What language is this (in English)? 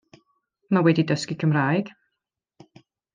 Welsh